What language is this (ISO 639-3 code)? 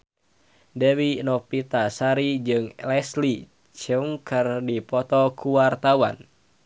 sun